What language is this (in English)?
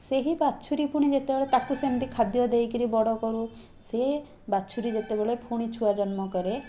Odia